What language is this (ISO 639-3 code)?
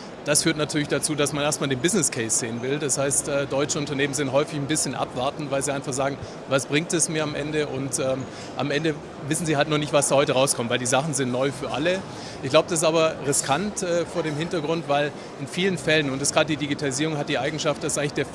deu